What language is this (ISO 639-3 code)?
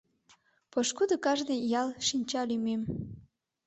chm